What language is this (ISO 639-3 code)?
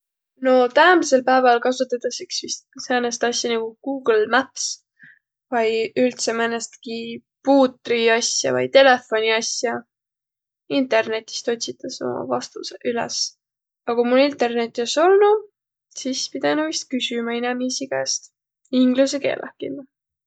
vro